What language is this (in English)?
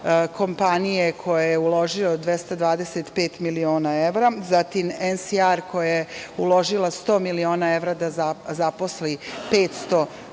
Serbian